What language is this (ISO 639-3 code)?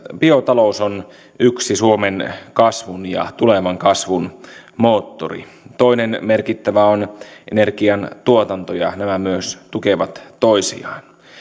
fin